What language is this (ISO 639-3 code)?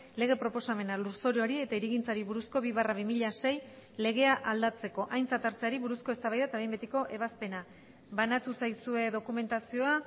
eus